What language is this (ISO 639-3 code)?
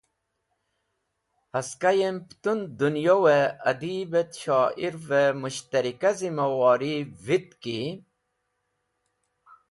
wbl